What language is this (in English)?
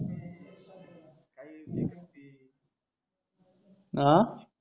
Marathi